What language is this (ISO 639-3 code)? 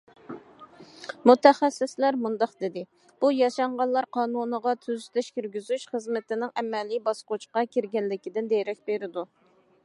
uig